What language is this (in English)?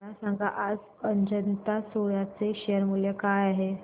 Marathi